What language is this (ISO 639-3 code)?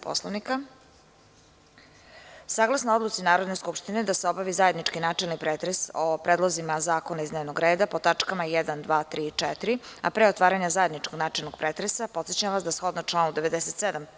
srp